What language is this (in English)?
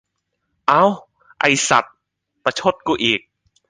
Thai